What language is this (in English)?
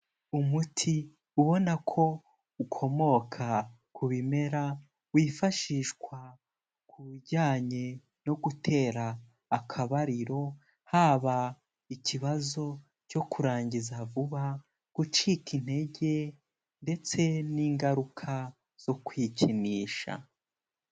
Kinyarwanda